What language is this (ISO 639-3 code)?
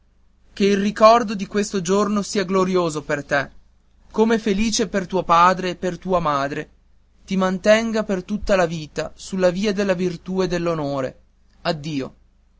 ita